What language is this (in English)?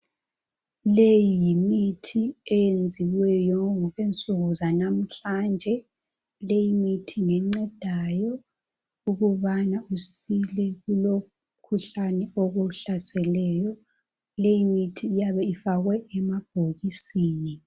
North Ndebele